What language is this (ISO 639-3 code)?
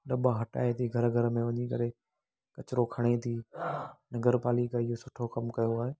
snd